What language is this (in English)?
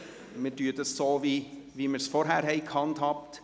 Swiss German